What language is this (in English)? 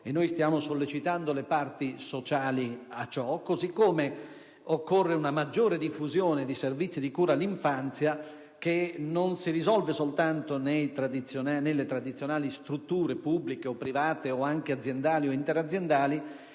Italian